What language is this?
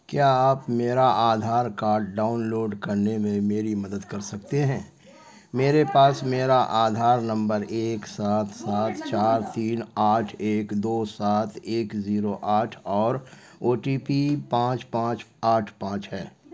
Urdu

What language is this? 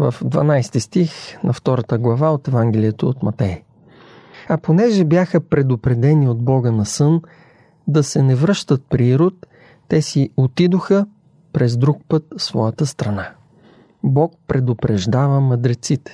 Bulgarian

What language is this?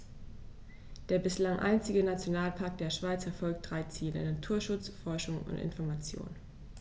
German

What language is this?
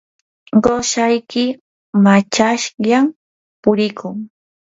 Yanahuanca Pasco Quechua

